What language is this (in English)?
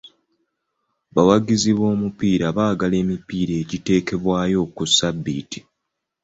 Ganda